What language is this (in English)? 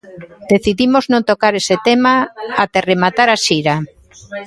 Galician